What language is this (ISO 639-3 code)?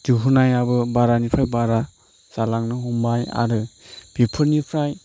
brx